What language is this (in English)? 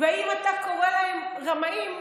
Hebrew